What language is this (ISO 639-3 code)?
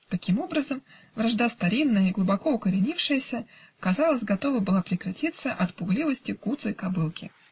rus